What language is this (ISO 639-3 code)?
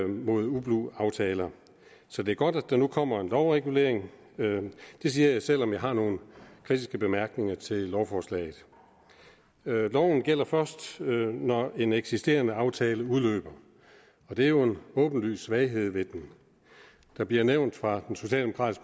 dan